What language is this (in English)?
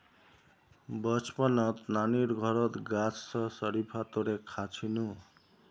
Magahi